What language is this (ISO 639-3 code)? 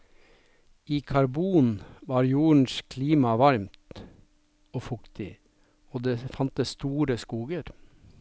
nor